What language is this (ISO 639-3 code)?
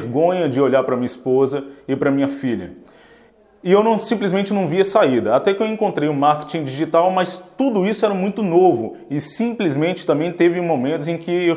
por